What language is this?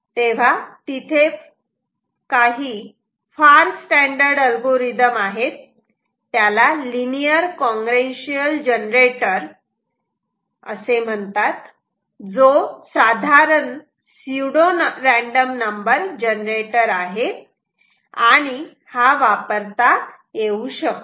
Marathi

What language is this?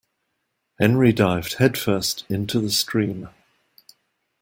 English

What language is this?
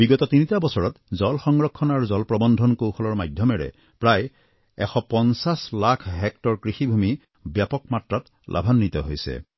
Assamese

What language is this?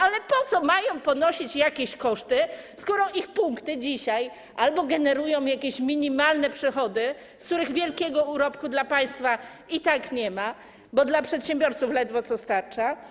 Polish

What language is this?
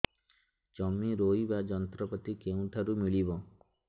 Odia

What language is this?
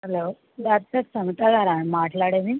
Telugu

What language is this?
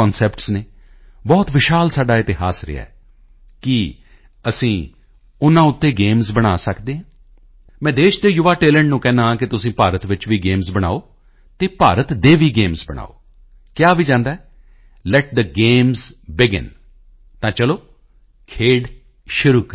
Punjabi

